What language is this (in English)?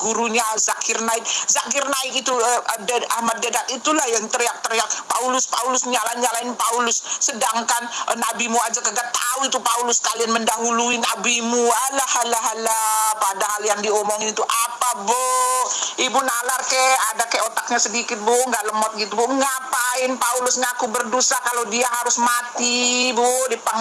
Indonesian